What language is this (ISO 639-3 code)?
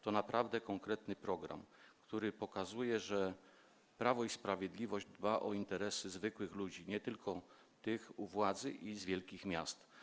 pol